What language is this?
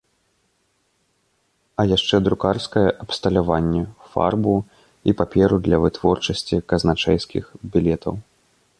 Belarusian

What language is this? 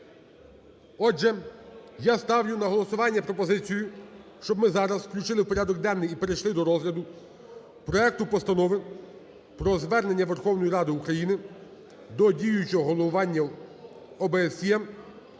Ukrainian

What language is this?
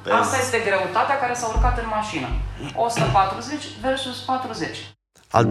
Romanian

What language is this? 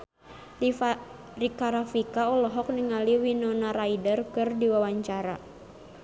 Sundanese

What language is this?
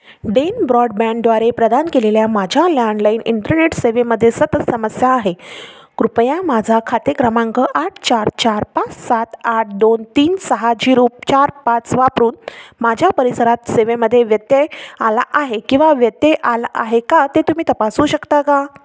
Marathi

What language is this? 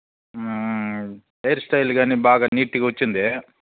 Telugu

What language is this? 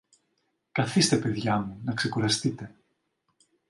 Greek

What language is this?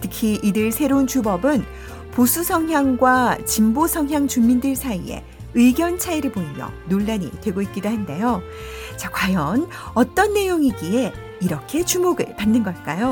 Korean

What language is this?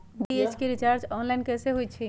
Magahi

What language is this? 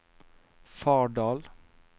Norwegian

